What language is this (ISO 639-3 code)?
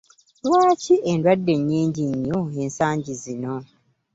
lug